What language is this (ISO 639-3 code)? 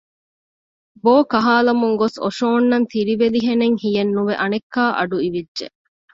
div